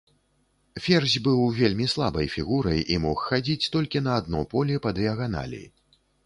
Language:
Belarusian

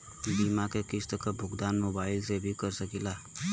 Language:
Bhojpuri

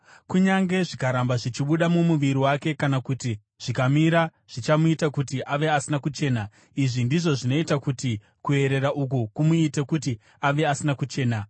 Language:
Shona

